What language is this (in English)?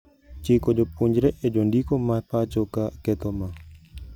Luo (Kenya and Tanzania)